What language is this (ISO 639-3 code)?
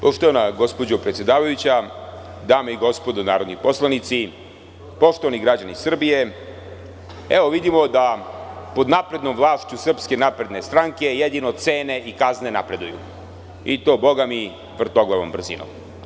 srp